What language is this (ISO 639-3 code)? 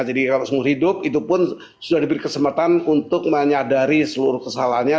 ind